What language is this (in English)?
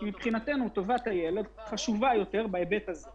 Hebrew